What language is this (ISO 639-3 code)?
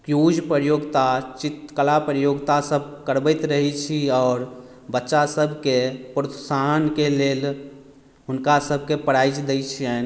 mai